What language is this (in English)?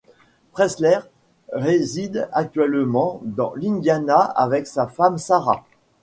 French